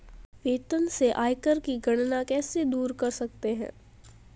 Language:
Hindi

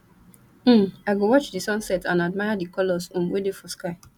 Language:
Nigerian Pidgin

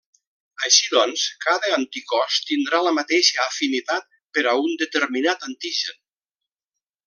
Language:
Catalan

